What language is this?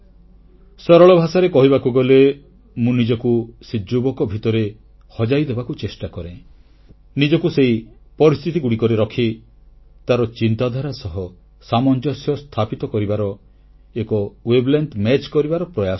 Odia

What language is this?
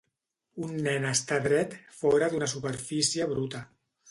Catalan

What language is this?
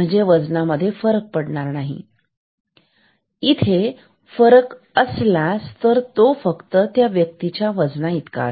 Marathi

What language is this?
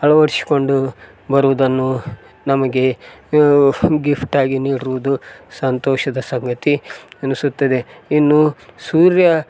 Kannada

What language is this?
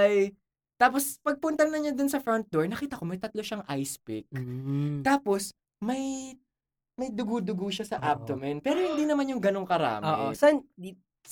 Filipino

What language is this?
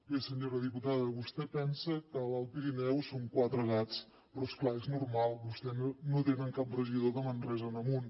Catalan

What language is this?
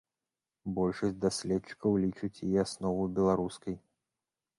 Belarusian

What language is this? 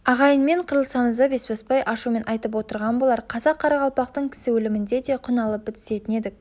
Kazakh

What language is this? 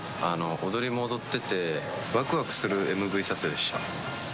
Japanese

